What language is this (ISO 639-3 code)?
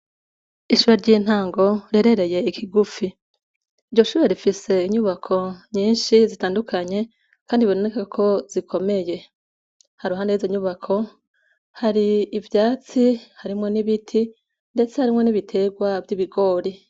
run